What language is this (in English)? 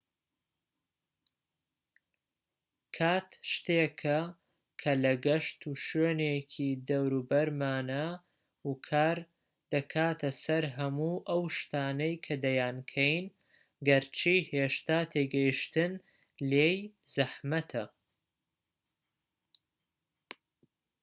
Central Kurdish